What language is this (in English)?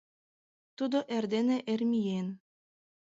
Mari